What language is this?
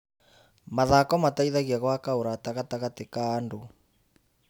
Kikuyu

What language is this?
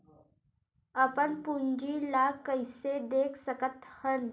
Chhattisgarhi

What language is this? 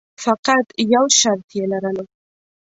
Pashto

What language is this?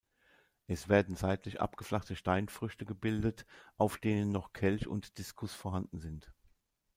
German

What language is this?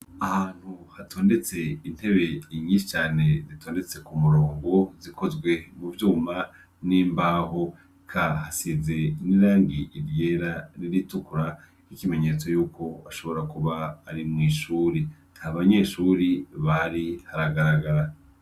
Rundi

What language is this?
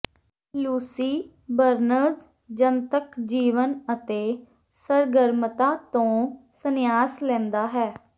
Punjabi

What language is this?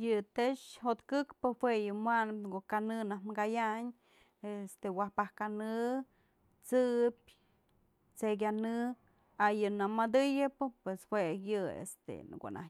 Mazatlán Mixe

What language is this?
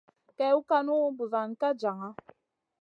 Masana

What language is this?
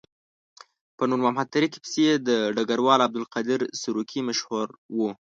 Pashto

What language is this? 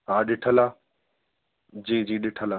Sindhi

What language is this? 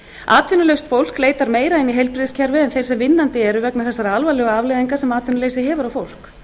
Icelandic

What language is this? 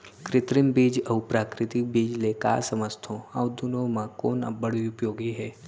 Chhattisgarhi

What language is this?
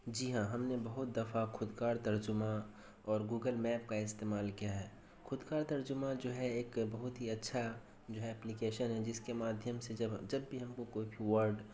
Urdu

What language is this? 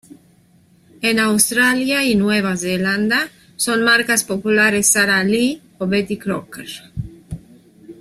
Spanish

